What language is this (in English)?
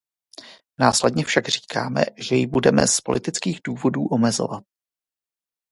Czech